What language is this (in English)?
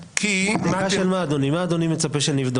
Hebrew